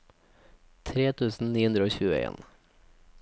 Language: Norwegian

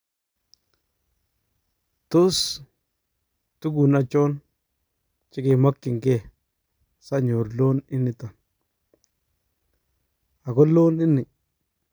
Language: Kalenjin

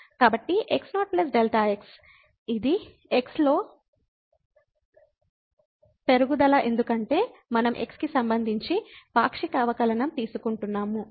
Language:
Telugu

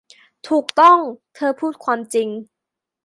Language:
Thai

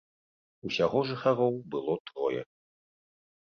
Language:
Belarusian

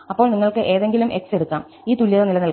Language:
Malayalam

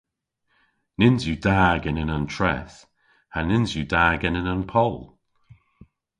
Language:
Cornish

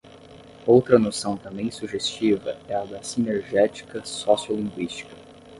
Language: Portuguese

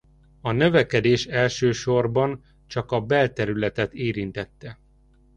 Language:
Hungarian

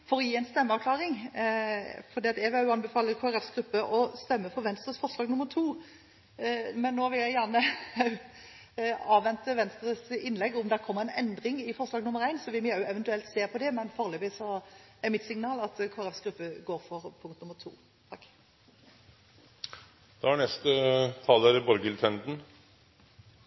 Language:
Norwegian Bokmål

